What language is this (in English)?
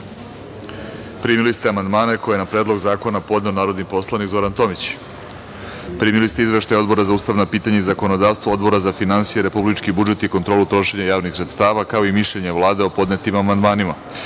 Serbian